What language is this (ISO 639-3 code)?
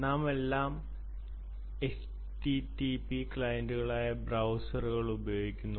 mal